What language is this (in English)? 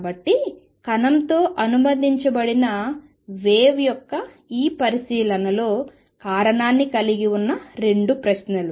Telugu